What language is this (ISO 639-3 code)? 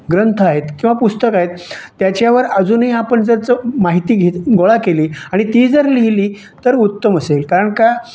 mar